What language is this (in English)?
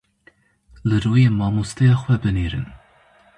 Kurdish